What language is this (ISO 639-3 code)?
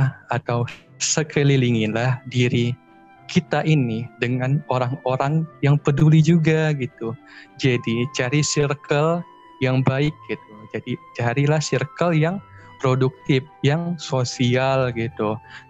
ind